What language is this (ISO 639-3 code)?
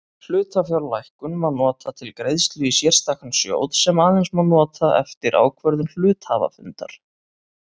isl